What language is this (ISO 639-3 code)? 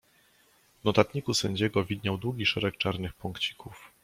pol